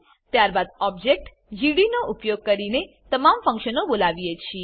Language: Gujarati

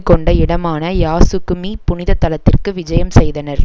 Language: Tamil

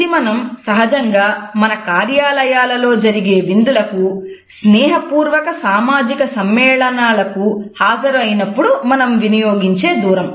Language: Telugu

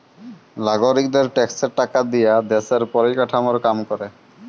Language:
Bangla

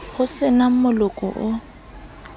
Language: Southern Sotho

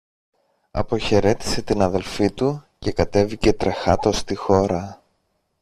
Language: Greek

